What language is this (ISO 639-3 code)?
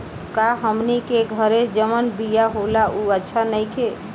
bho